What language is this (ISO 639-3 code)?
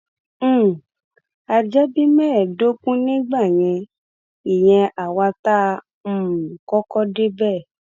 yor